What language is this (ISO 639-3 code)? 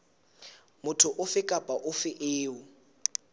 sot